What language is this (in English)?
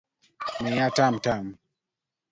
Luo (Kenya and Tanzania)